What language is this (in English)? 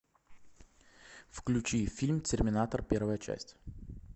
Russian